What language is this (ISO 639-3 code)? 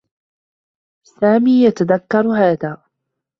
ara